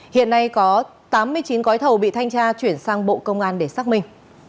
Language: Vietnamese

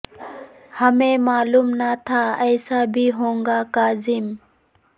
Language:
Urdu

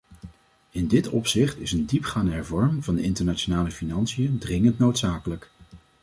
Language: Dutch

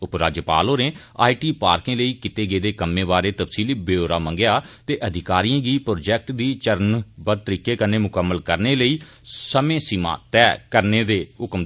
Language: Dogri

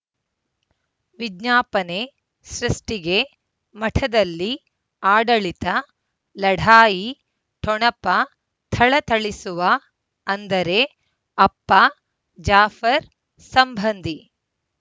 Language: Kannada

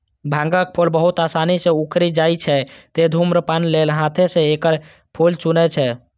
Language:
Maithili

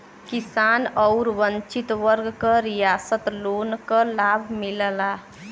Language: Bhojpuri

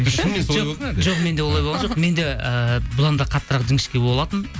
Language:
Kazakh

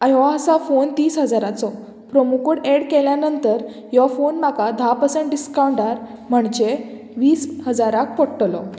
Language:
Konkani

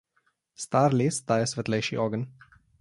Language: Slovenian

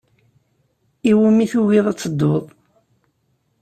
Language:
Kabyle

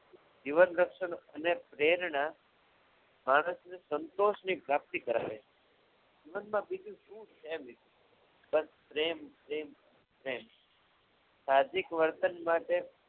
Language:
Gujarati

